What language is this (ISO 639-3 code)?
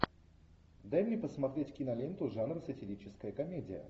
rus